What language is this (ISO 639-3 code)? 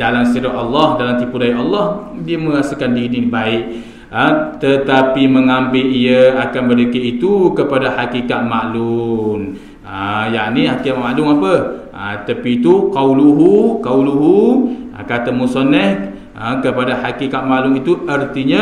msa